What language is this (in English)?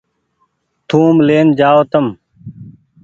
Goaria